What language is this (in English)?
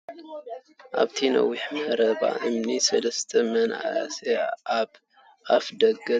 Tigrinya